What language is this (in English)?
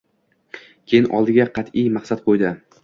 Uzbek